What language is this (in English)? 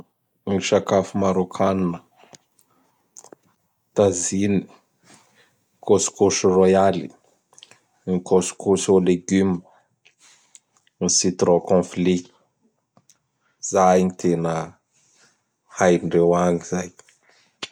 Bara Malagasy